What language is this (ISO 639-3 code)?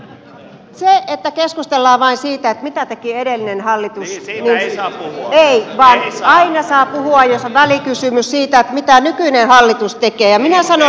fin